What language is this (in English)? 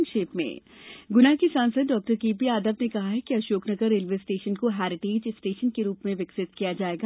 Hindi